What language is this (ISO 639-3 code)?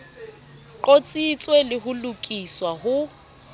sot